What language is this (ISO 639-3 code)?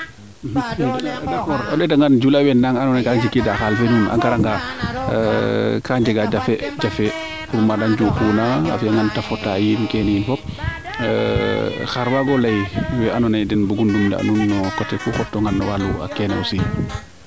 srr